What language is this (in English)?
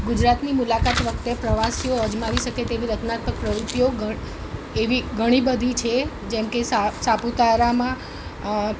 Gujarati